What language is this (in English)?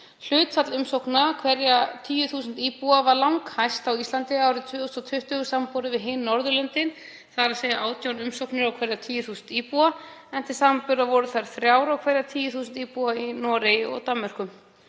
Icelandic